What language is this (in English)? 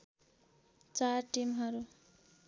Nepali